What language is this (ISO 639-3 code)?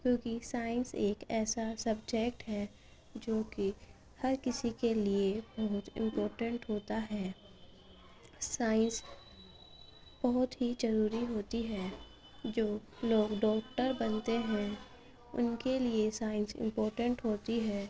urd